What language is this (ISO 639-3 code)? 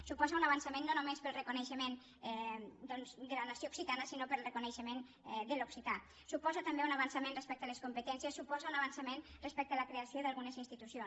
cat